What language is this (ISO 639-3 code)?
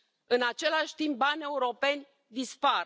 ron